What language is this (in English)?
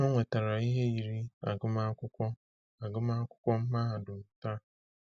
Igbo